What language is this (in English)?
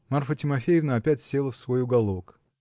Russian